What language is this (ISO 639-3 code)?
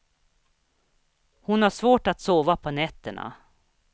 swe